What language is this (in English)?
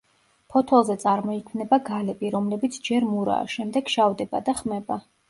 Georgian